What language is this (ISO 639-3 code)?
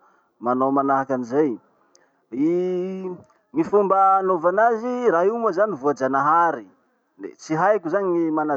msh